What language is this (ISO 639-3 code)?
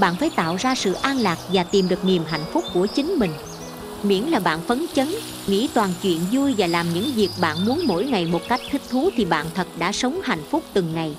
vie